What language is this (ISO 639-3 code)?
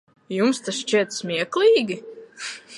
lav